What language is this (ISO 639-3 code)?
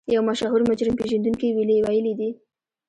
pus